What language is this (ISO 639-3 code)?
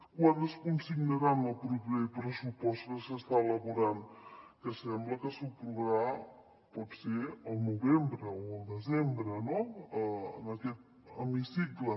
cat